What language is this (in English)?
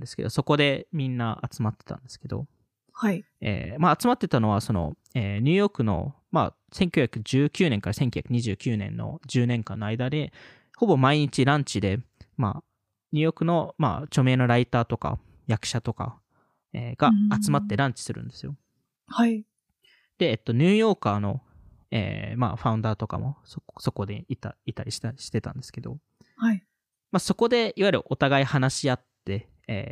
Japanese